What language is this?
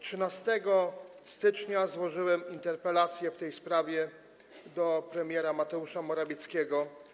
Polish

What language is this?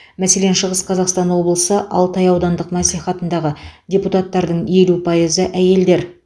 Kazakh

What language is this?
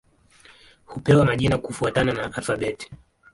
Swahili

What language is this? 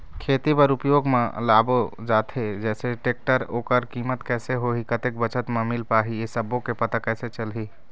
Chhattisgarhi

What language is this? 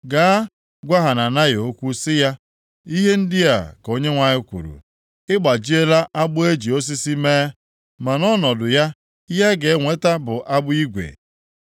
Igbo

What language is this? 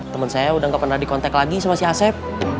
Indonesian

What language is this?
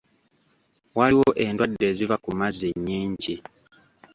Ganda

